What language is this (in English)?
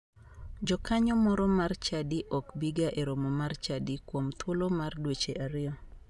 Luo (Kenya and Tanzania)